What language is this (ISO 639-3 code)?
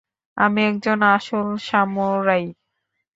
ben